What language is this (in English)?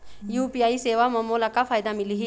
Chhattisgarhi